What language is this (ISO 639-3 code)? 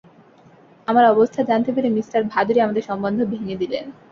ben